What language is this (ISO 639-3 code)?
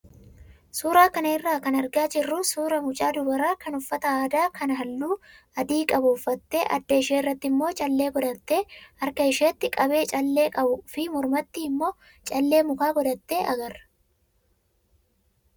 orm